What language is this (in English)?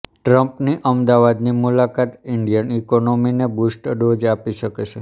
Gujarati